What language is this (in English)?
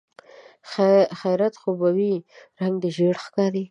Pashto